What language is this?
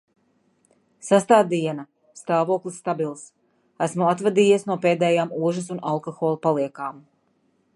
Latvian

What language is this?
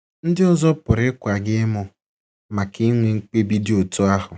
Igbo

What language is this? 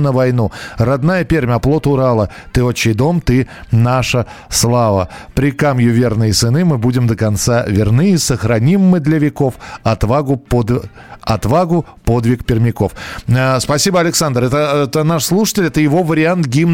Russian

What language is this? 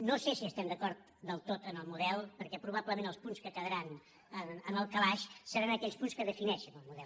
Catalan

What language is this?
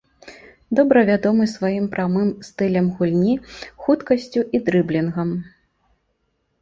Belarusian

